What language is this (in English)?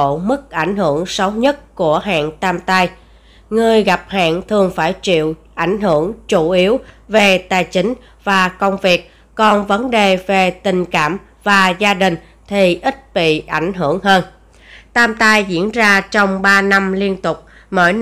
Vietnamese